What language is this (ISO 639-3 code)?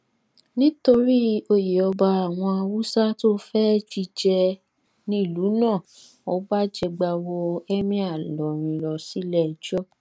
yor